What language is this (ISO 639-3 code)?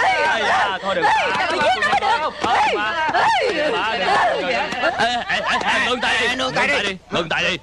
vie